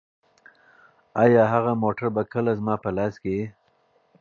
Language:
Pashto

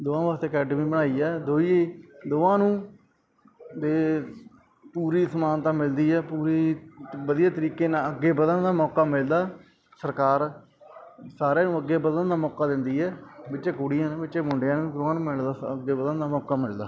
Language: Punjabi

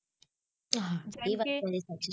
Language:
Gujarati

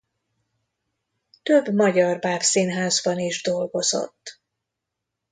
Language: Hungarian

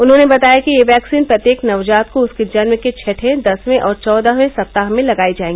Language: Hindi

